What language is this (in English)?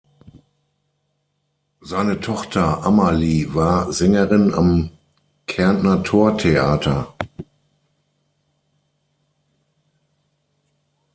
German